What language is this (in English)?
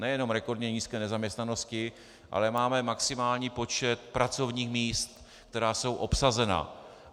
Czech